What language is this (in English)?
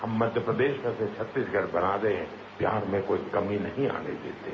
Hindi